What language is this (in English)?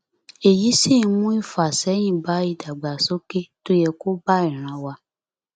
Yoruba